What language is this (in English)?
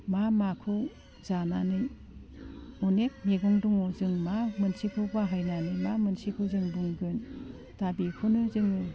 Bodo